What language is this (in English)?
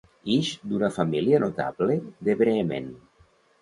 Catalan